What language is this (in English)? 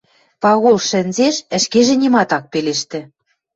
Western Mari